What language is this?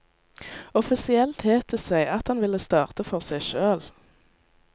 Norwegian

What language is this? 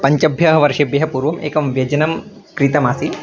Sanskrit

